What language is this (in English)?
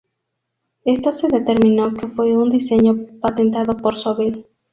Spanish